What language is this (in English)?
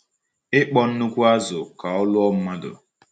Igbo